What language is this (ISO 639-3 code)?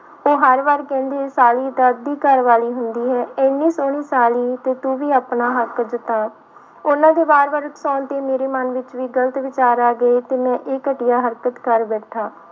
pan